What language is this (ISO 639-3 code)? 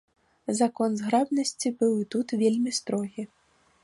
bel